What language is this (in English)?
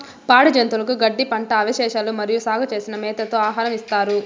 Telugu